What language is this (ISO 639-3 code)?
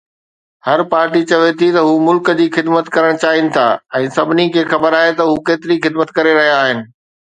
snd